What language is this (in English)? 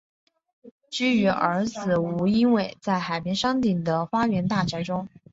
Chinese